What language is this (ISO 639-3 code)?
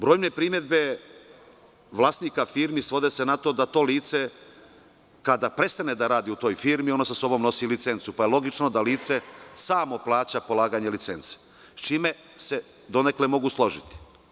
srp